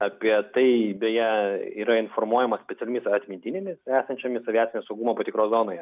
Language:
Lithuanian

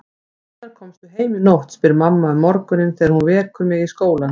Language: Icelandic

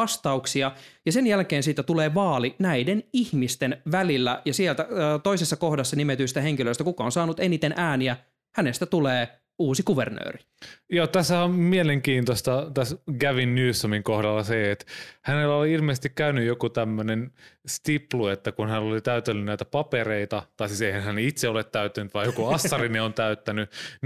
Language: Finnish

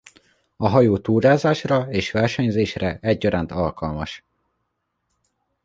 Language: Hungarian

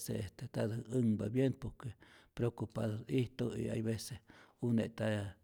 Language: Rayón Zoque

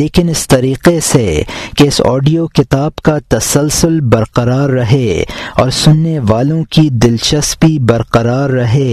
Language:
Urdu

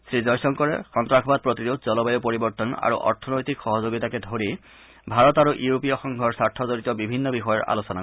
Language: Assamese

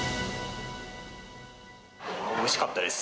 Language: Japanese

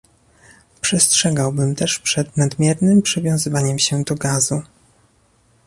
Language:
Polish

